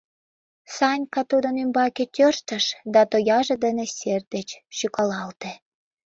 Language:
Mari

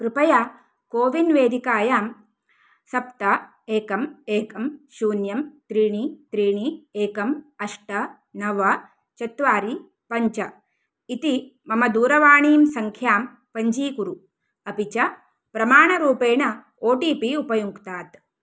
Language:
Sanskrit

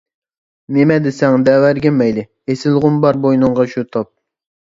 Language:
Uyghur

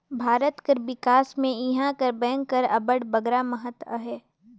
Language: Chhattisgarhi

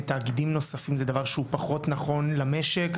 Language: Hebrew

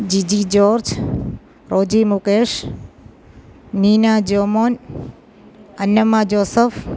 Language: Malayalam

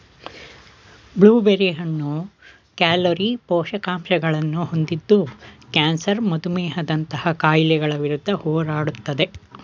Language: Kannada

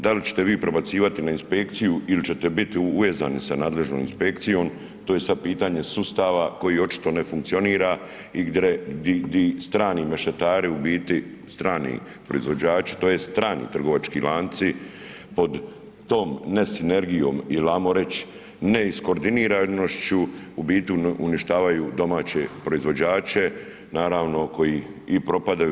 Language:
Croatian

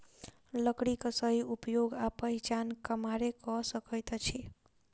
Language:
Maithili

